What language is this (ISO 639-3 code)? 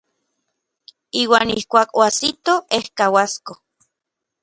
nlv